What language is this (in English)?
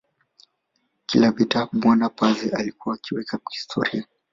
Swahili